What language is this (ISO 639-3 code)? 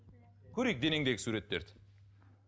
kaz